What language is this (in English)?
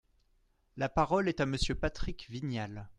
French